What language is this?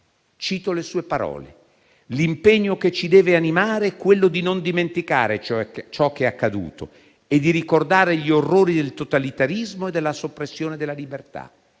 Italian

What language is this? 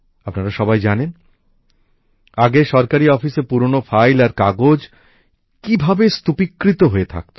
Bangla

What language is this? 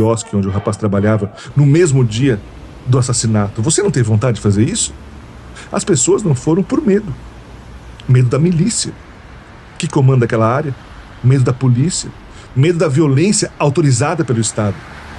Portuguese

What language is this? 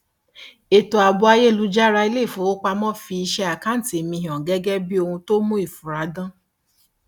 Yoruba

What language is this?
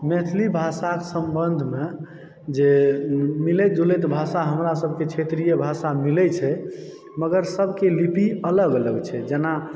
Maithili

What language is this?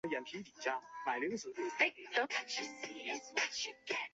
Chinese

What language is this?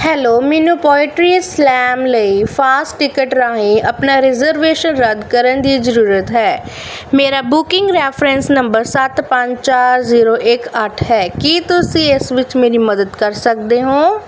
Punjabi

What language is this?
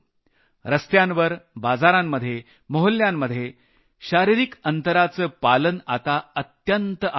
Marathi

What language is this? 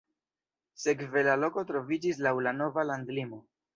Esperanto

